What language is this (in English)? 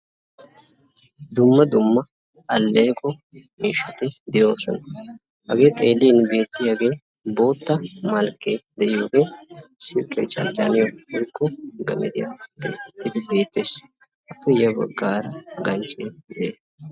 Wolaytta